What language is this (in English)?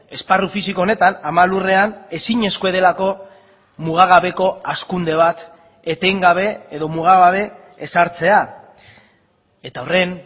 Basque